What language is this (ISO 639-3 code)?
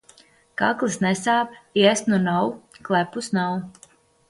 lav